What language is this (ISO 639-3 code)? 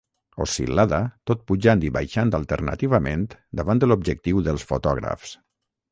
cat